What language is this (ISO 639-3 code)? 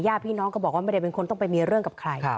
tha